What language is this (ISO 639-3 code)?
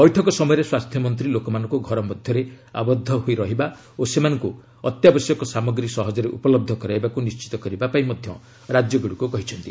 ori